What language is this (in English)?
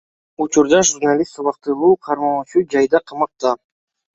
Kyrgyz